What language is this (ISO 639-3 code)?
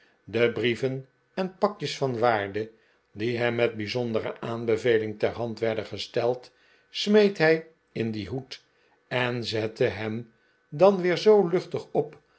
nld